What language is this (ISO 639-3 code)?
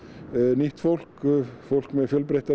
isl